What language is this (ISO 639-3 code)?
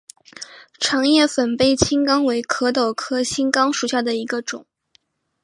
zho